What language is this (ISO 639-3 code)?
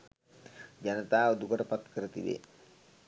sin